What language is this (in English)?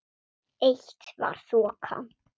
Icelandic